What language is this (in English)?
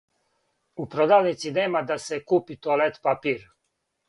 Serbian